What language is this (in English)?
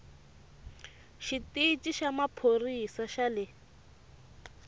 Tsonga